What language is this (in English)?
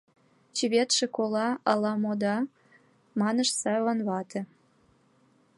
Mari